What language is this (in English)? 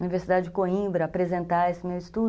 Portuguese